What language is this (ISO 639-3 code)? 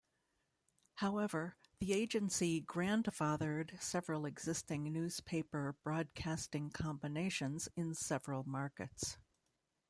eng